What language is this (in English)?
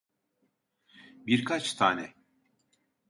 Turkish